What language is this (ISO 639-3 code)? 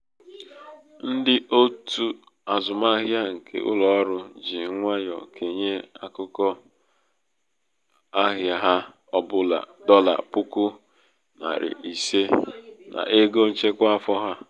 ibo